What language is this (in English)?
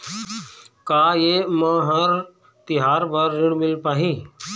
Chhattisgarhi